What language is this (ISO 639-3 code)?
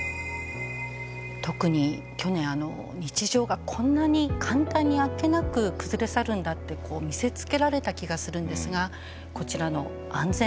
jpn